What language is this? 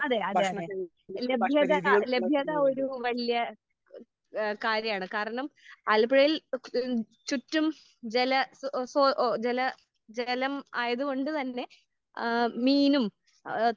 Malayalam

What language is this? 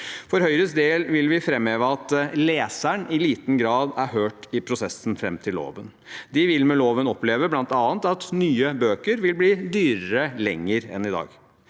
Norwegian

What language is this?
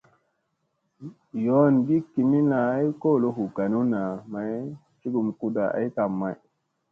Musey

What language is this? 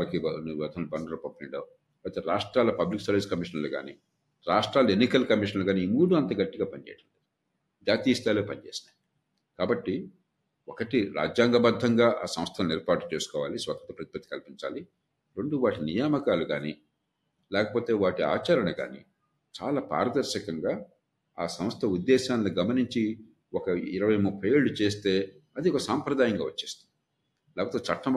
Telugu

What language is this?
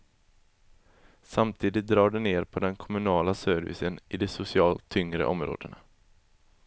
Swedish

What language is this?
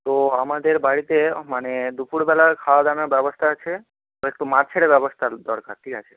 Bangla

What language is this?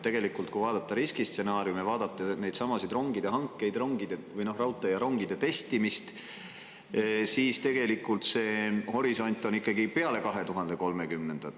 Estonian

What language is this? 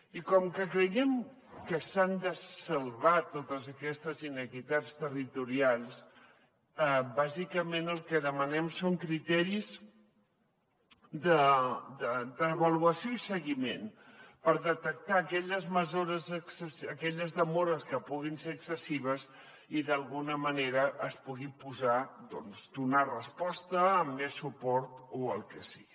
Catalan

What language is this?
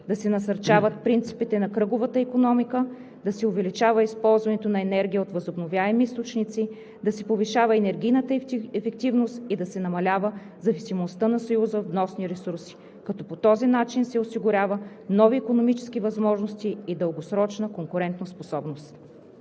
Bulgarian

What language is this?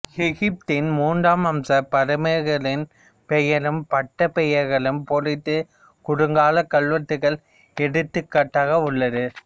Tamil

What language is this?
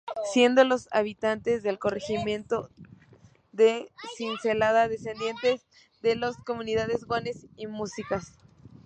Spanish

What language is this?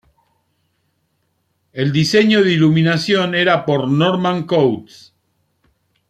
Spanish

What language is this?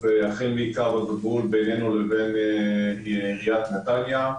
Hebrew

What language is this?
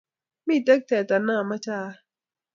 Kalenjin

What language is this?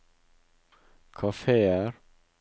Norwegian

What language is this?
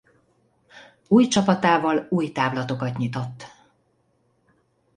Hungarian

